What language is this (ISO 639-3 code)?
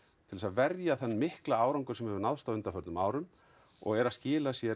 isl